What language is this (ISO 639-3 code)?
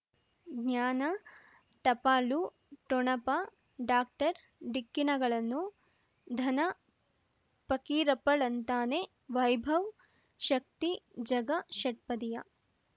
kan